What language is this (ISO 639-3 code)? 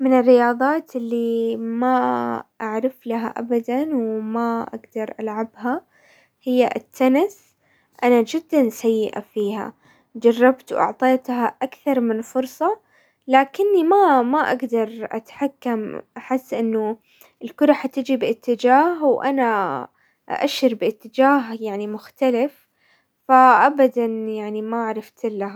acw